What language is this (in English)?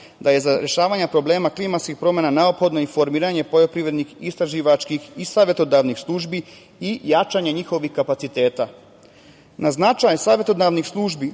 Serbian